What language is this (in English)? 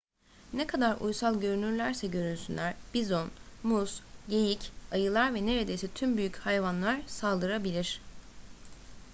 Turkish